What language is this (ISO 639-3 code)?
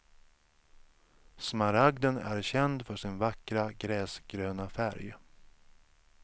swe